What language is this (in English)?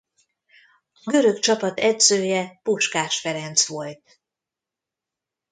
Hungarian